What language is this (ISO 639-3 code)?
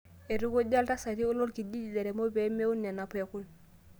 mas